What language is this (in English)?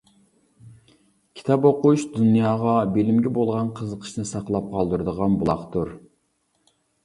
Uyghur